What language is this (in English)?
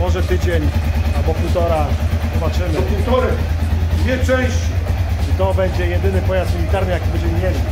Polish